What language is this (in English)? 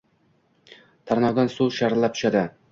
Uzbek